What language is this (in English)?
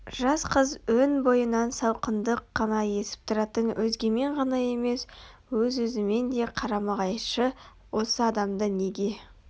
Kazakh